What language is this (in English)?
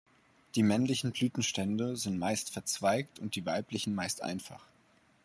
German